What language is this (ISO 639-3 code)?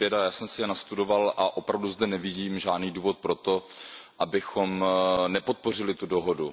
ces